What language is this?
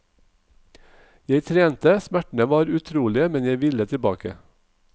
Norwegian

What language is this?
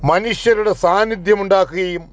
Malayalam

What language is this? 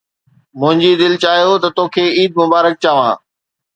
Sindhi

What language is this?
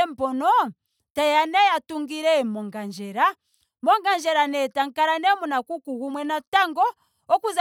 Ndonga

